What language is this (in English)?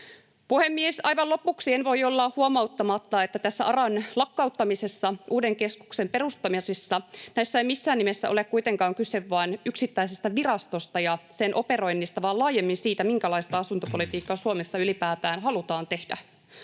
Finnish